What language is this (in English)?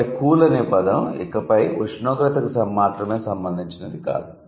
Telugu